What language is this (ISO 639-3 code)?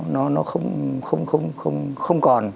vie